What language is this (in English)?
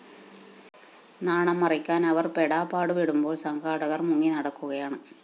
Malayalam